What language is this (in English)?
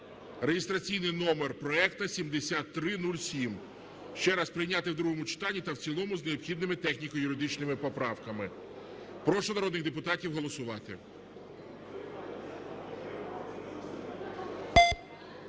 Ukrainian